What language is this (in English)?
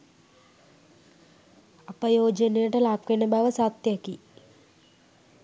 Sinhala